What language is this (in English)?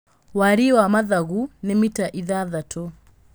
Kikuyu